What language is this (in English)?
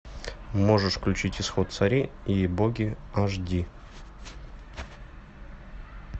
Russian